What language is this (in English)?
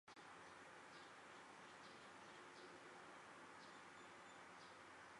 Thai